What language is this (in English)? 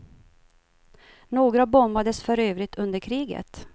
Swedish